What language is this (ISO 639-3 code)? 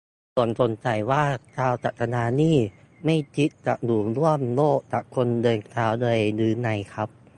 tha